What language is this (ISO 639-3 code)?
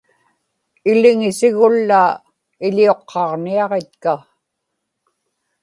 ipk